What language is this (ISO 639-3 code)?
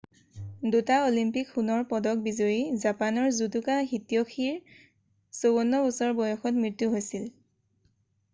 asm